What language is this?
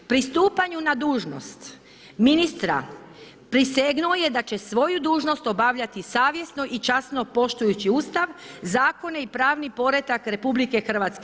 Croatian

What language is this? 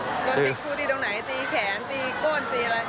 Thai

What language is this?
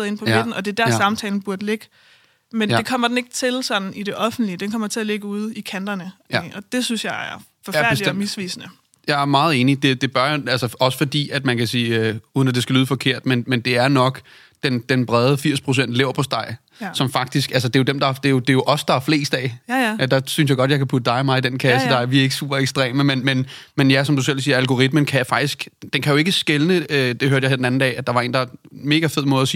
Danish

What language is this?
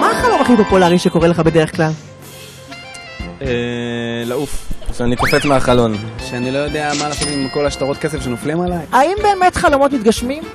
Hebrew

